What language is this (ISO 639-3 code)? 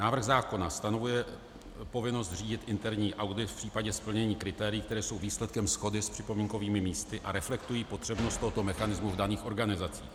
ces